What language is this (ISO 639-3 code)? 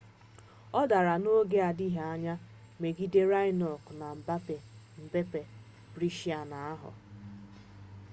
ibo